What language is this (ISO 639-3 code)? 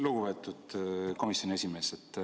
est